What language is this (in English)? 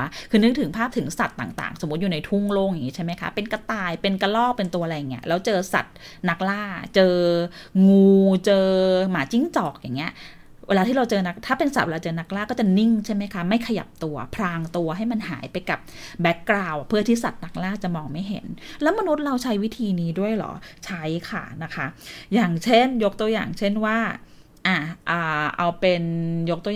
Thai